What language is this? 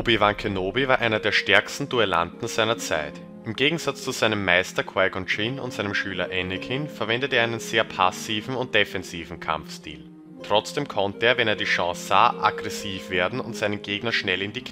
German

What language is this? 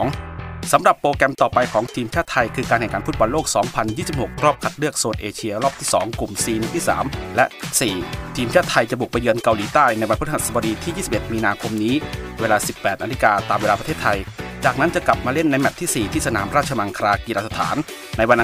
Thai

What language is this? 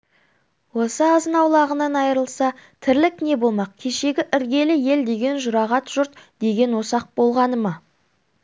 Kazakh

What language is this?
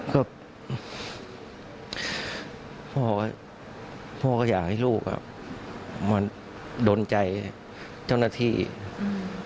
Thai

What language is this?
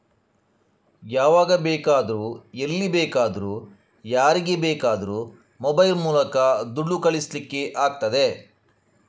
Kannada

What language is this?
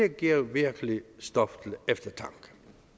Danish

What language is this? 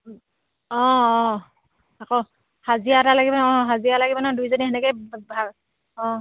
Assamese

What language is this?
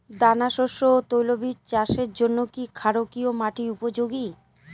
Bangla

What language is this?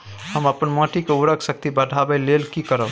Maithili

